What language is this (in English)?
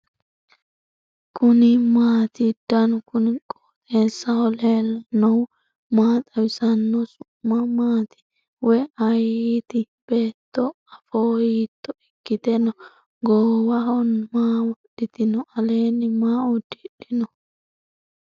Sidamo